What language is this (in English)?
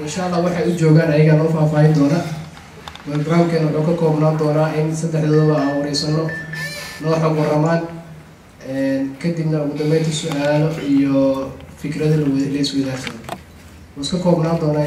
Arabic